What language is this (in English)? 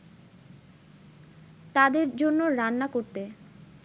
Bangla